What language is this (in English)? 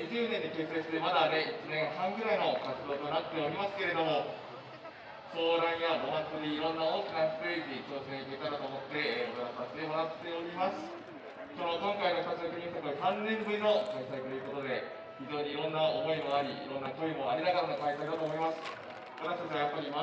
Japanese